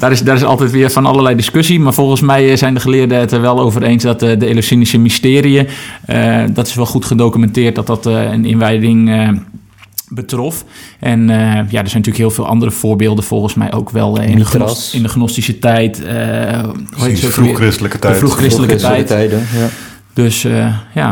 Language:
Dutch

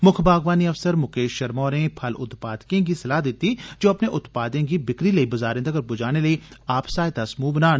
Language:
Dogri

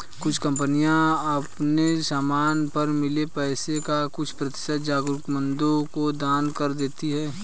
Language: Hindi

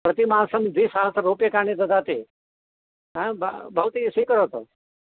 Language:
Sanskrit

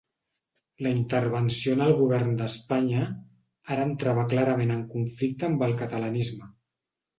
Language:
Catalan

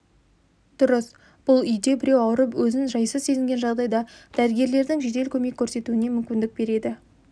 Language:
Kazakh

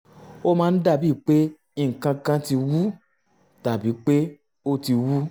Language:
Yoruba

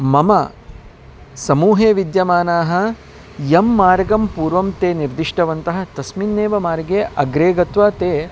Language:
Sanskrit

